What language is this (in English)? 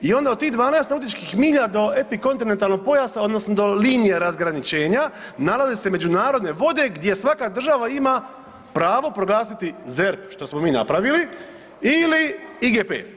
Croatian